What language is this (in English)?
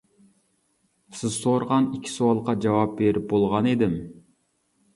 Uyghur